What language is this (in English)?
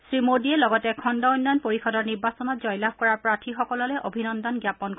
Assamese